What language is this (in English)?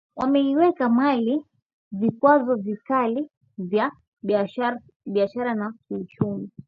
Swahili